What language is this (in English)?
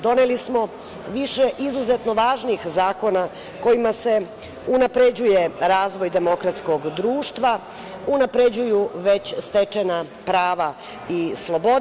Serbian